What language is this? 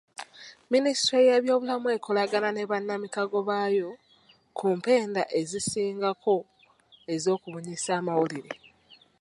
Ganda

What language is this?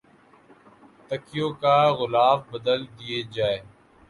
Urdu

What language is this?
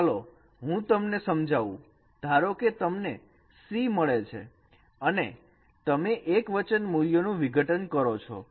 Gujarati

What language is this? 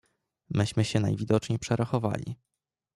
Polish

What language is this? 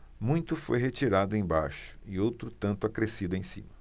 Portuguese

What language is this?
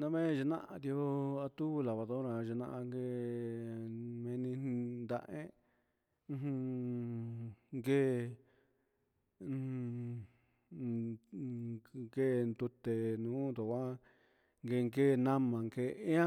Huitepec Mixtec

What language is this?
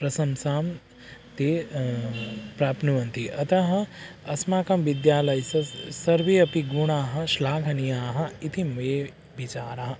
Sanskrit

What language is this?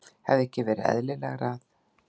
Icelandic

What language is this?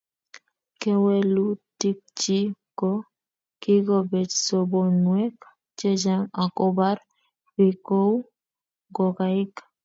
Kalenjin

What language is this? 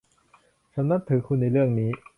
Thai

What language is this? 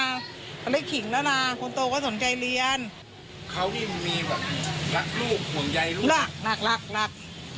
Thai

